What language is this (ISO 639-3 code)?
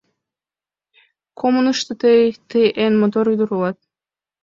chm